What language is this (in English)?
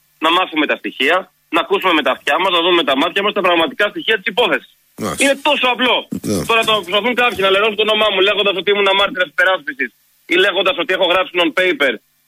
Greek